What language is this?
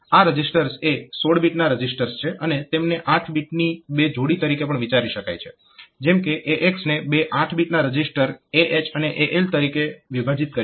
Gujarati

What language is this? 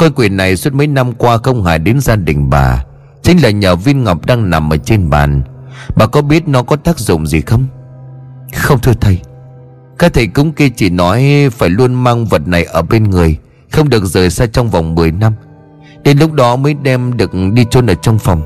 Vietnamese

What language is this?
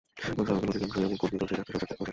Bangla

